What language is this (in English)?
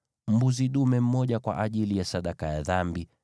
Swahili